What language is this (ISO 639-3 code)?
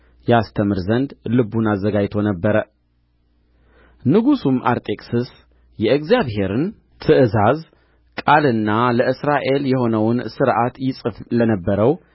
amh